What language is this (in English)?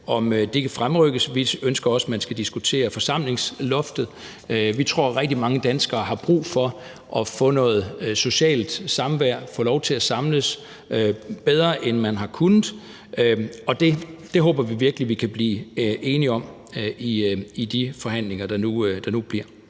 Danish